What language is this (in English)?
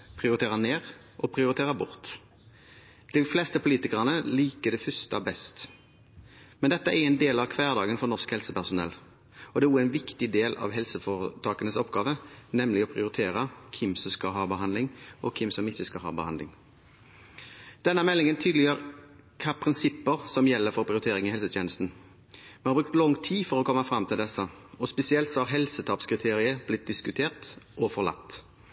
Norwegian Bokmål